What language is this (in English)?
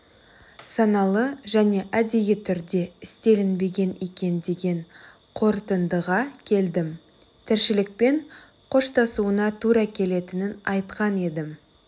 Kazakh